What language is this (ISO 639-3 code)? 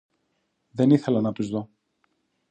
ell